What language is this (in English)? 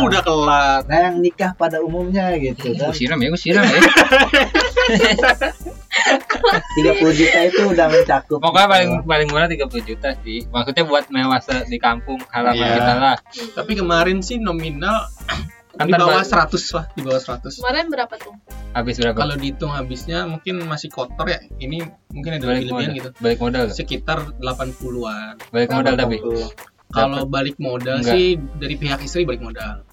Indonesian